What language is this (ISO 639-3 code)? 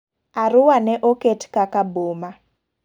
luo